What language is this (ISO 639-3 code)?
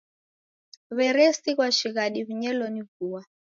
dav